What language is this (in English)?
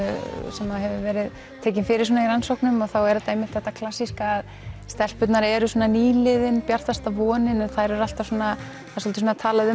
Icelandic